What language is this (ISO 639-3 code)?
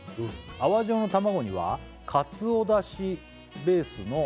jpn